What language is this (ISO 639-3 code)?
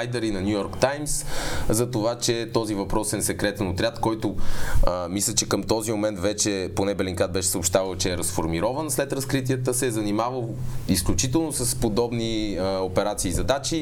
bul